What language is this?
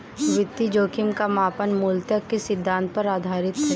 Hindi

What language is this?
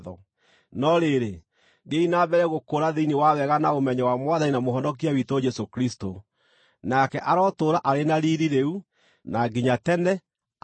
Kikuyu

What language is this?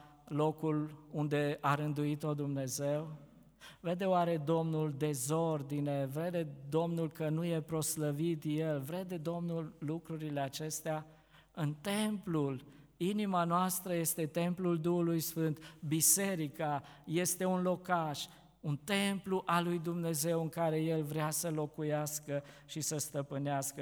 Romanian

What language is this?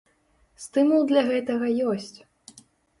Belarusian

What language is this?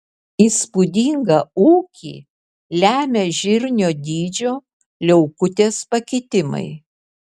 Lithuanian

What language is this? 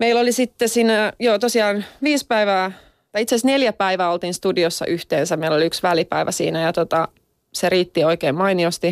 Finnish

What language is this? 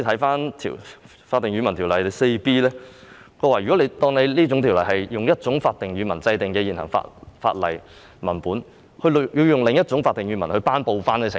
Cantonese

